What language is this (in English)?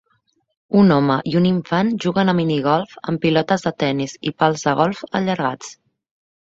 Catalan